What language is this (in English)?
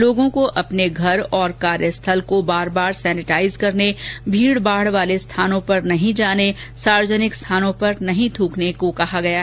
Hindi